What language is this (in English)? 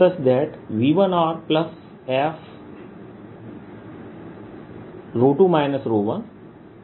Hindi